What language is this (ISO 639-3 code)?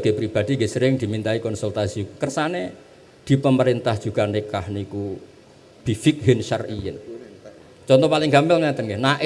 ind